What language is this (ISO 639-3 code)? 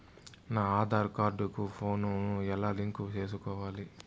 tel